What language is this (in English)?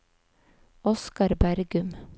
Norwegian